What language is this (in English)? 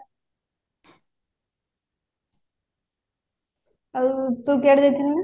Odia